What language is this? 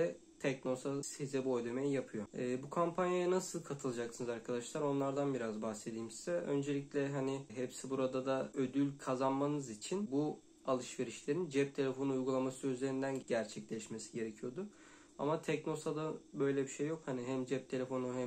Turkish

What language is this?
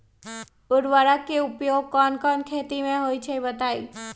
Magahi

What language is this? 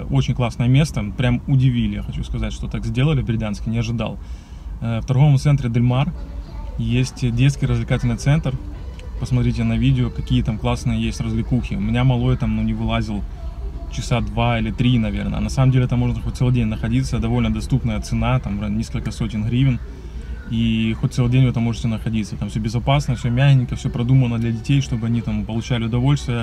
Russian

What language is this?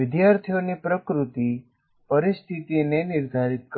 Gujarati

